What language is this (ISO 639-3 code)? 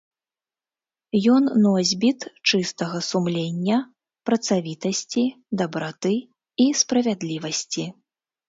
bel